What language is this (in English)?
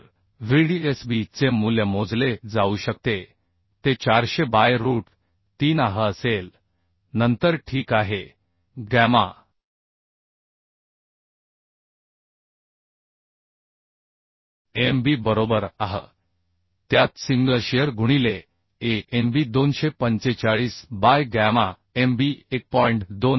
Marathi